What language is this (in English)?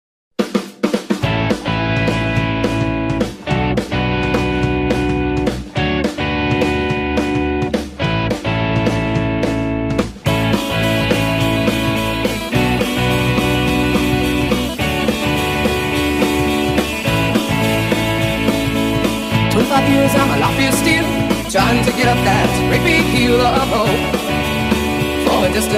English